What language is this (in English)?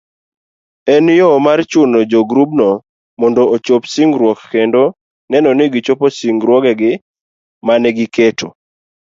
Luo (Kenya and Tanzania)